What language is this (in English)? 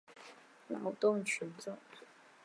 Chinese